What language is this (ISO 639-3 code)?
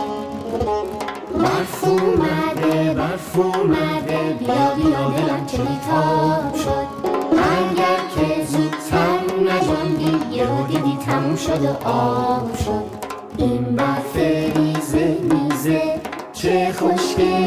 fas